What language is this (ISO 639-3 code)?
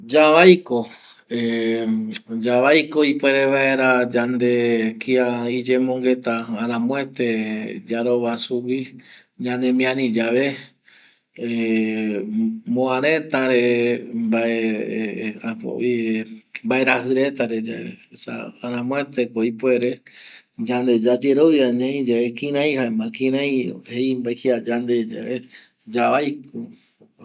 gui